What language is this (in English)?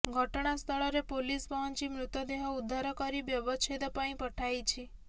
Odia